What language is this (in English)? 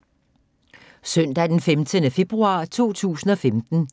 Danish